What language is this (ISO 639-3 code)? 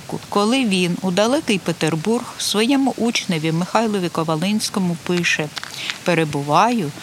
ukr